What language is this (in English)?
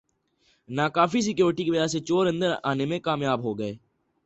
Urdu